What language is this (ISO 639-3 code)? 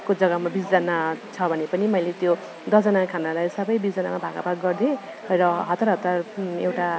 nep